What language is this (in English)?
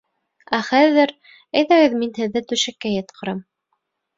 Bashkir